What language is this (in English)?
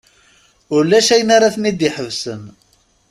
Kabyle